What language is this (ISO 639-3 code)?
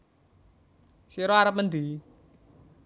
jav